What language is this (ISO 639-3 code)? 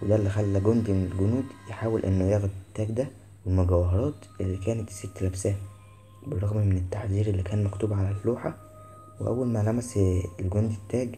ara